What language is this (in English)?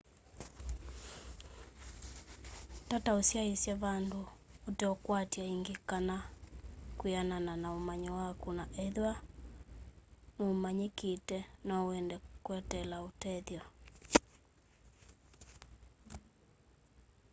Kamba